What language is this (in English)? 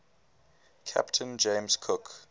English